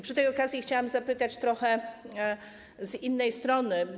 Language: Polish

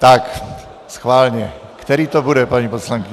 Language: Czech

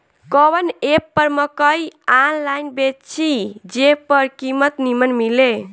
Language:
Bhojpuri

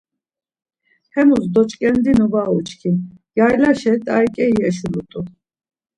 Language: Laz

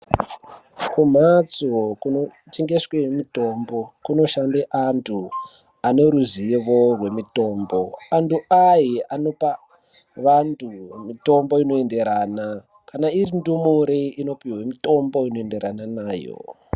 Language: Ndau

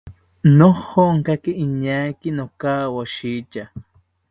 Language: South Ucayali Ashéninka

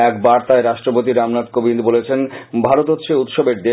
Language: Bangla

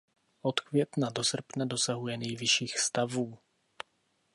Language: Czech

